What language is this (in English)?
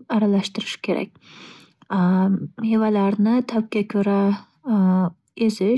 Uzbek